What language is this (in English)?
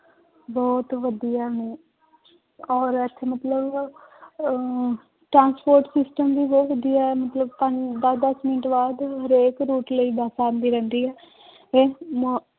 Punjabi